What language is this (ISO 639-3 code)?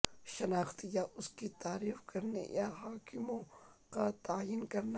urd